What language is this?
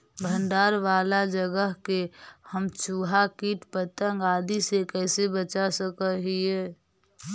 Magahi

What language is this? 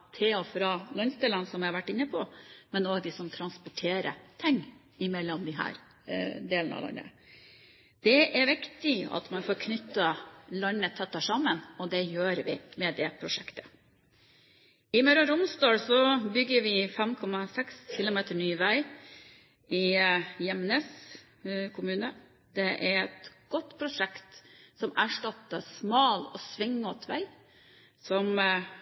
Norwegian Bokmål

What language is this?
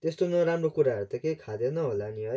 Nepali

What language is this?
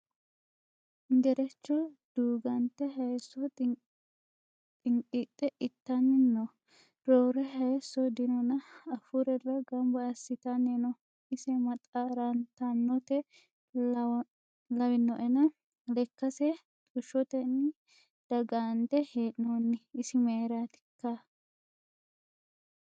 Sidamo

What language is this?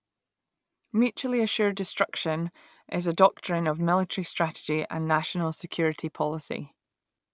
English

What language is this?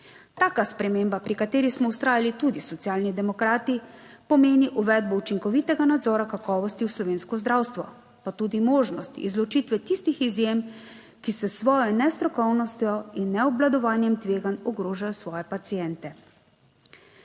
Slovenian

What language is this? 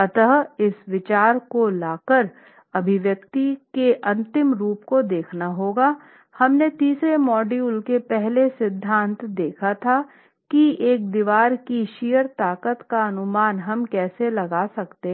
Hindi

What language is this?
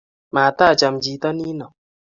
Kalenjin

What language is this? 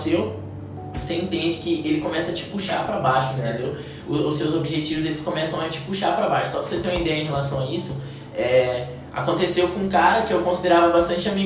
Portuguese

